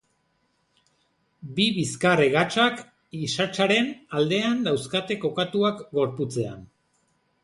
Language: Basque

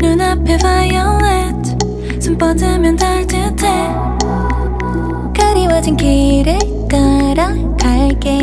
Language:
Vietnamese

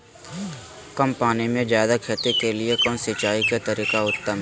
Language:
Magahi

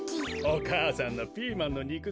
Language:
Japanese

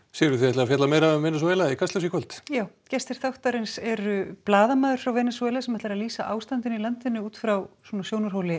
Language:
Icelandic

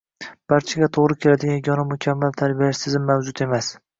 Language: Uzbek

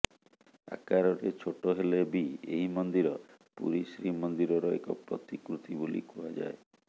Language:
Odia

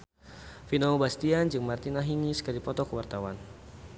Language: Sundanese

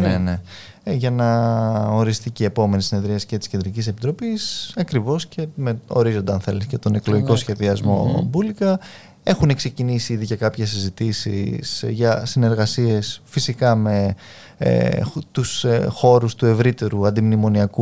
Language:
Greek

